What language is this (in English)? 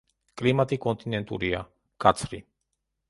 Georgian